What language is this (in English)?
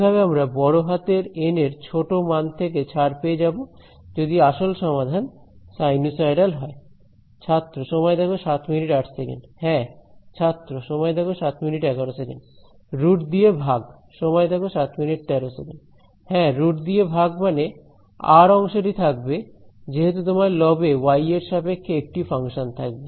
Bangla